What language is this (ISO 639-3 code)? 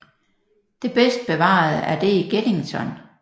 dan